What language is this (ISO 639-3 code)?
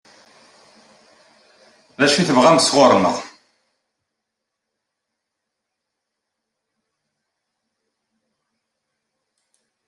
kab